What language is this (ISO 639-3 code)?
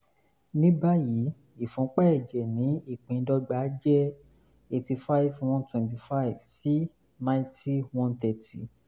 yor